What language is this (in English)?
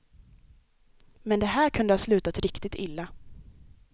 Swedish